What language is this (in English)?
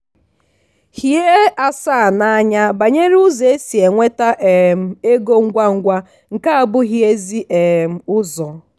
Igbo